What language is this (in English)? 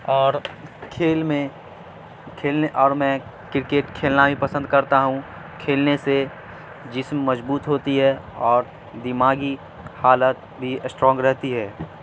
Urdu